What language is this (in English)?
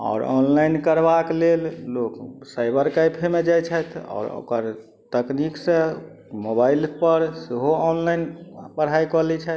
Maithili